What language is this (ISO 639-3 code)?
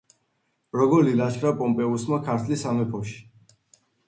kat